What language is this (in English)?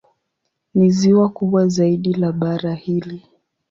Swahili